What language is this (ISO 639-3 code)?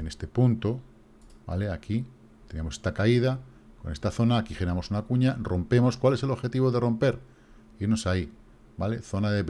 spa